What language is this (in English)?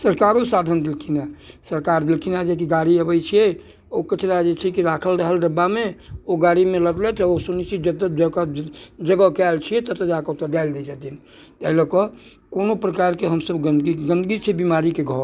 Maithili